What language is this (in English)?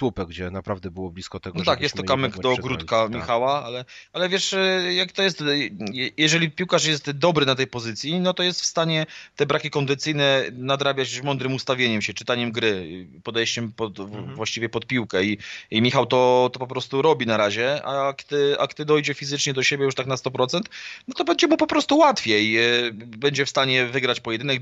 Polish